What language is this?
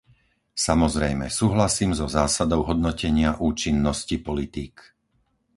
Slovak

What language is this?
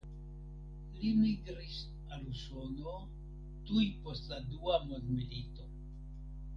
Esperanto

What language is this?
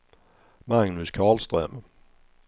Swedish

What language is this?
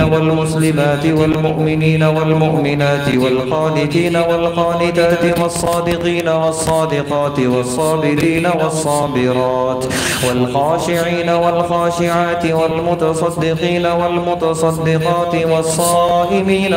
Arabic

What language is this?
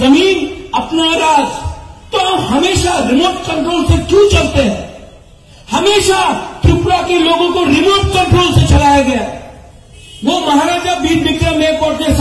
Hindi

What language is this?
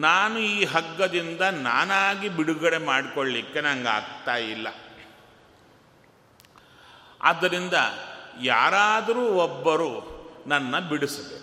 Kannada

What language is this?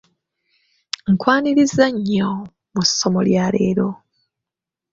Ganda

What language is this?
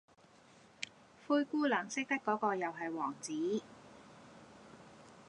Cantonese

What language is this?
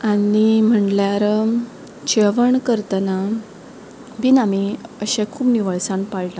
Konkani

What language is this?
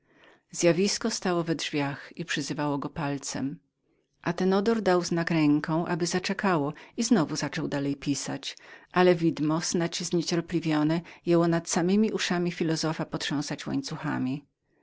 Polish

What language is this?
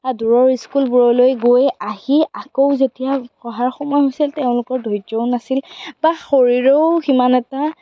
Assamese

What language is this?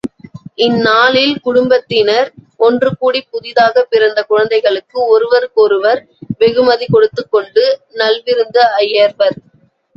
Tamil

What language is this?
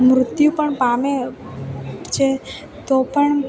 Gujarati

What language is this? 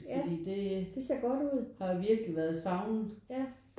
Danish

